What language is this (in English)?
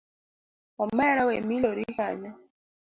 Luo (Kenya and Tanzania)